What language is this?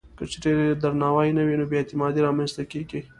Pashto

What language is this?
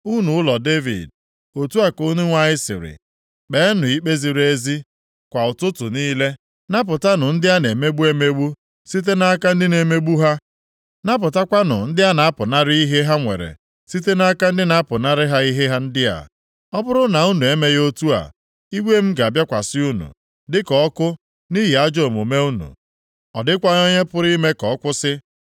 Igbo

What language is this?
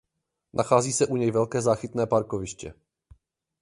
Czech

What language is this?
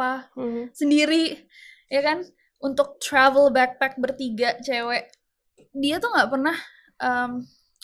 Indonesian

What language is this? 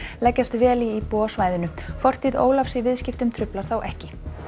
Icelandic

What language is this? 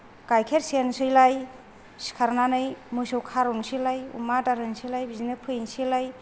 Bodo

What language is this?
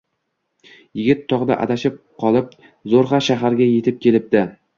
Uzbek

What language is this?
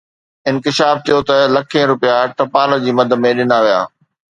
Sindhi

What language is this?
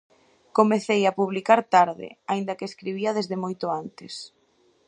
Galician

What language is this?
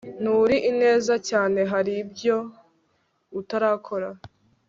Kinyarwanda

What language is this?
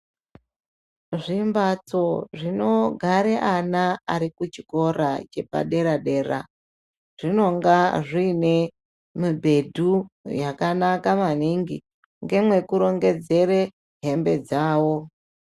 Ndau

